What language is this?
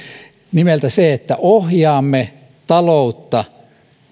Finnish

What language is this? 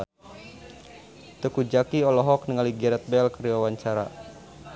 Sundanese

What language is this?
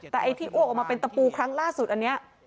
Thai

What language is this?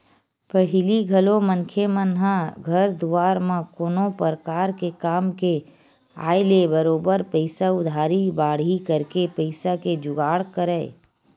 Chhattisgarhi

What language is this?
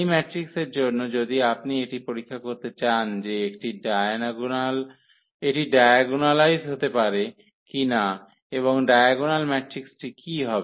Bangla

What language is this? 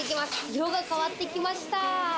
Japanese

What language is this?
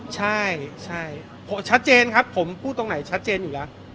Thai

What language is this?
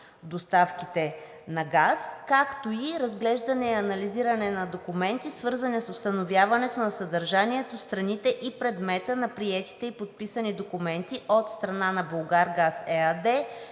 Bulgarian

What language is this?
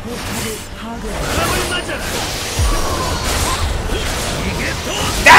Korean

